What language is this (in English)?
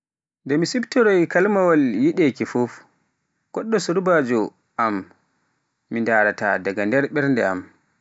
Pular